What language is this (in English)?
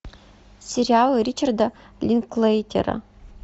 Russian